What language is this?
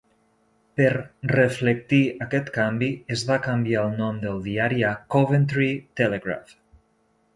Catalan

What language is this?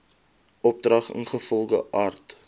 Afrikaans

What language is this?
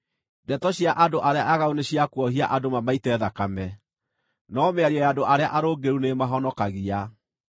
Kikuyu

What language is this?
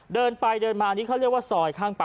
Thai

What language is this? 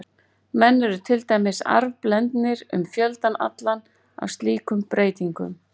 Icelandic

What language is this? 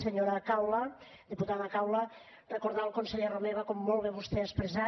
Catalan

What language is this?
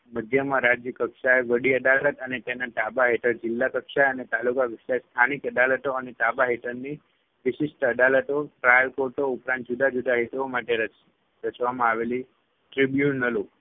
Gujarati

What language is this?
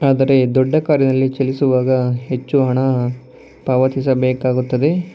Kannada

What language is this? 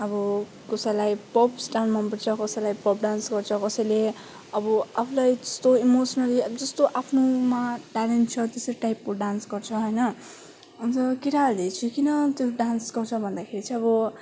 Nepali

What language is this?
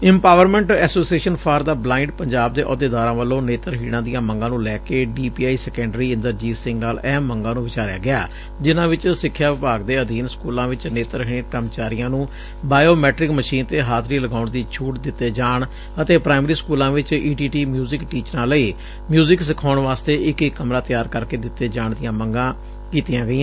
Punjabi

